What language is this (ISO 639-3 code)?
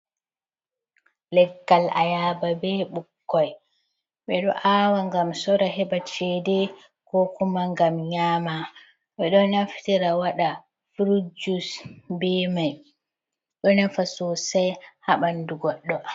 ful